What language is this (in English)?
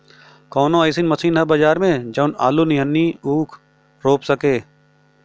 Bhojpuri